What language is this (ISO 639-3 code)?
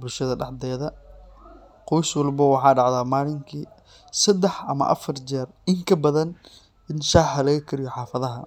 som